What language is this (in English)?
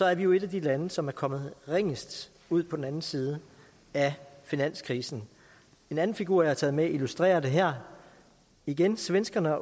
Danish